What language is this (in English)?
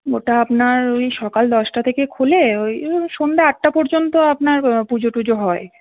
Bangla